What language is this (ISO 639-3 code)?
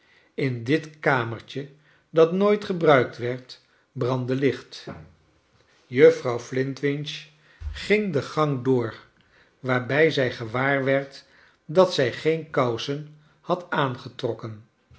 nld